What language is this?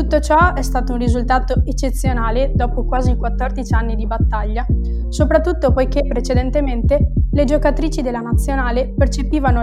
Italian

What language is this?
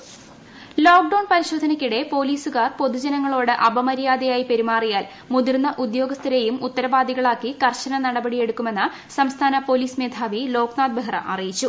Malayalam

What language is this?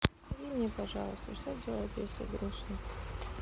Russian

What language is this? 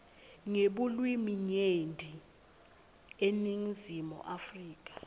Swati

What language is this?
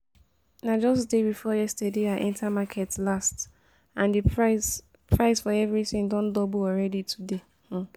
Nigerian Pidgin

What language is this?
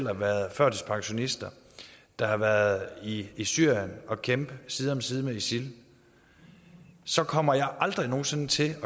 Danish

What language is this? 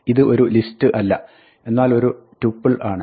Malayalam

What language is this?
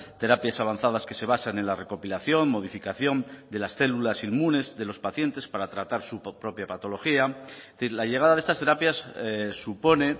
Spanish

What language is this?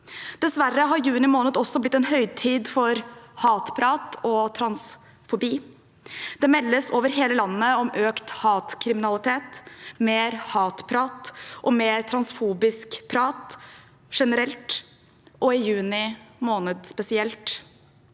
Norwegian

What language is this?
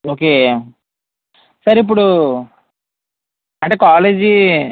Telugu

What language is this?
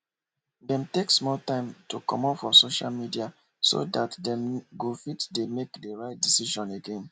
Nigerian Pidgin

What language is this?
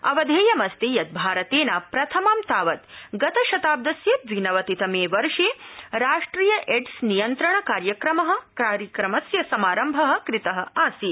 Sanskrit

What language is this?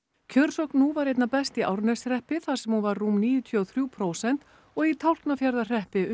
Icelandic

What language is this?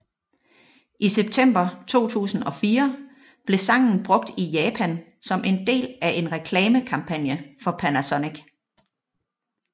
Danish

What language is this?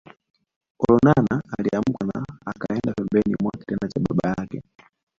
Swahili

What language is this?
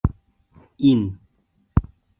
Bashkir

